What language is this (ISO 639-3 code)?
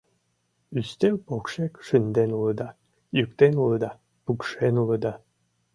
chm